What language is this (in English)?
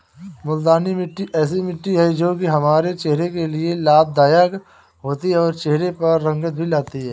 Hindi